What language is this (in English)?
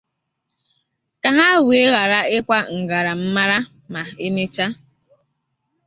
Igbo